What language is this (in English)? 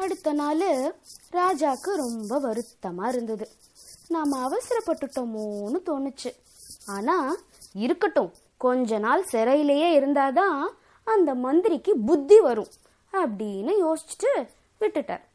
Tamil